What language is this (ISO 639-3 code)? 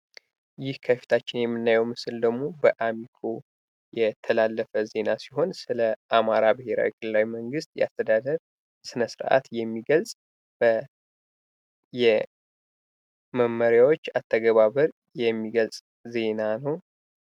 amh